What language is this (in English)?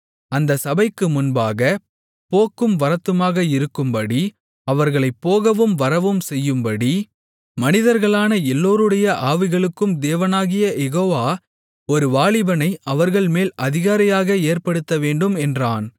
Tamil